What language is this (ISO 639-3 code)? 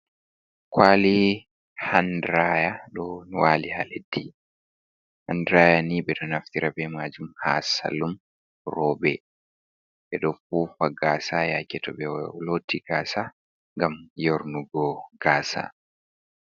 ful